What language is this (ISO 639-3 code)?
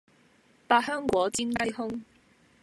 yue